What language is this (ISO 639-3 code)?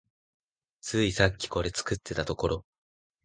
jpn